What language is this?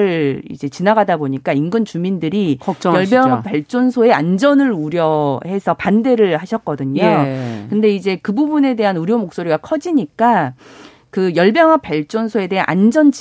Korean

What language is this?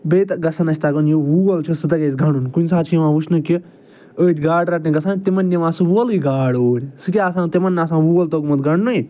Kashmiri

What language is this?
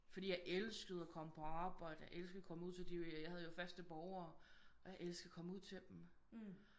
Danish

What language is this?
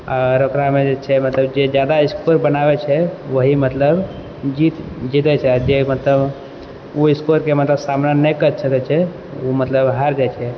Maithili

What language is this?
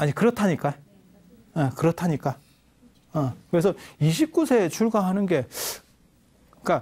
Korean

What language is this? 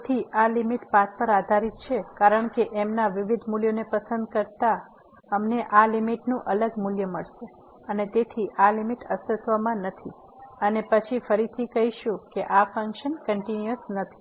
Gujarati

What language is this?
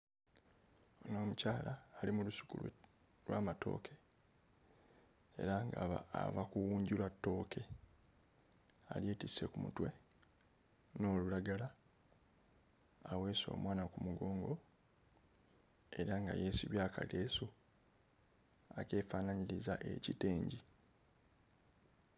Ganda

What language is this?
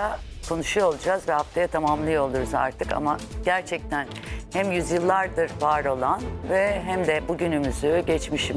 Turkish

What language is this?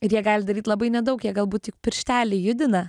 Lithuanian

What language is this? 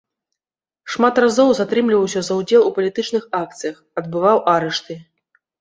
Belarusian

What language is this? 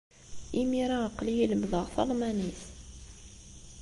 Kabyle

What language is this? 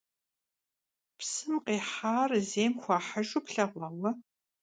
Kabardian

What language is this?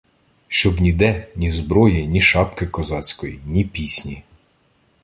Ukrainian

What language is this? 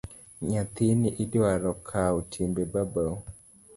Luo (Kenya and Tanzania)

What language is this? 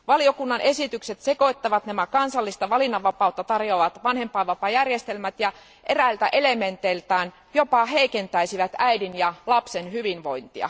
Finnish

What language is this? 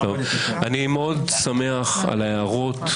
Hebrew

